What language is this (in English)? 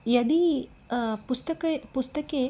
Sanskrit